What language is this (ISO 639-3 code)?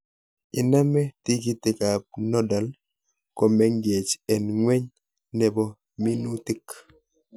kln